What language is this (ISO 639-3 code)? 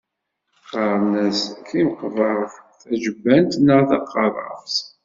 kab